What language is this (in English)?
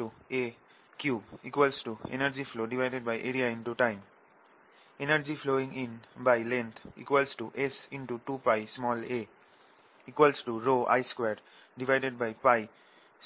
Bangla